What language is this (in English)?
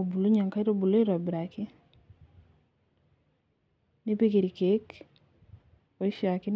Masai